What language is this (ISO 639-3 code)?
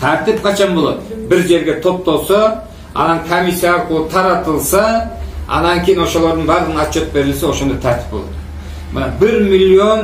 tur